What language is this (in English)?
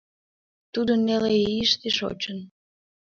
Mari